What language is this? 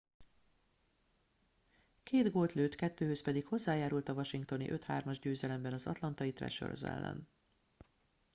Hungarian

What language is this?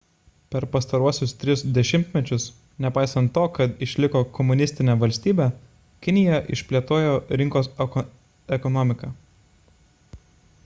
Lithuanian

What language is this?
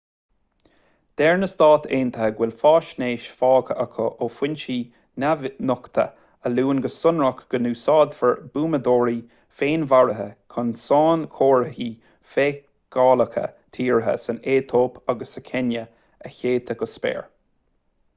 Irish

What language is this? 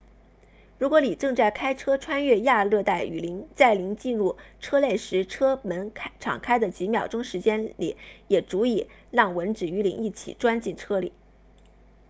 Chinese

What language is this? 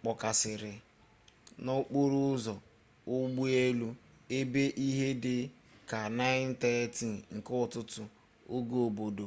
Igbo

